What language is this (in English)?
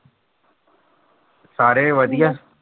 Punjabi